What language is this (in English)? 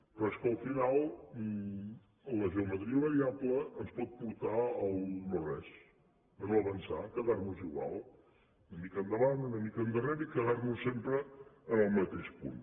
Catalan